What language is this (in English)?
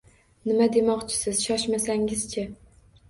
Uzbek